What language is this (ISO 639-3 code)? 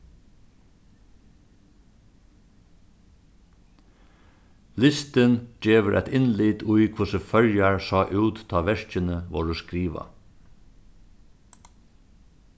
fao